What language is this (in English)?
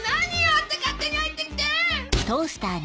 Japanese